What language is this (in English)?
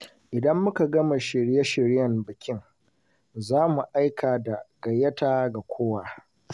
Hausa